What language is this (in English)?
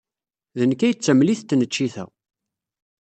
Kabyle